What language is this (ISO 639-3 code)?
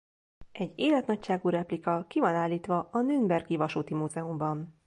hun